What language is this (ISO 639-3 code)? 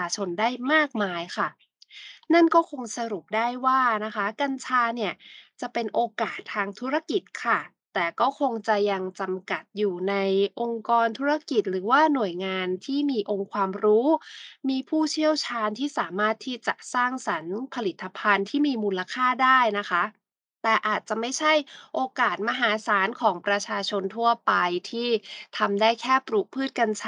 tha